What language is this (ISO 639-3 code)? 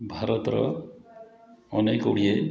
ori